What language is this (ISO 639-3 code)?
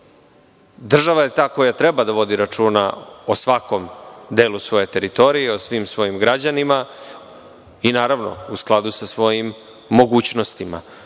srp